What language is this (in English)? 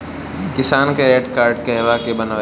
Bhojpuri